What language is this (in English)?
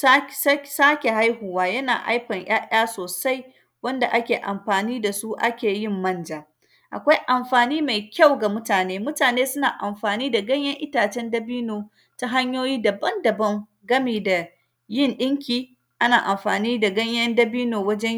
Hausa